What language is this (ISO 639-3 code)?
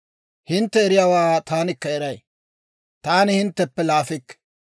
dwr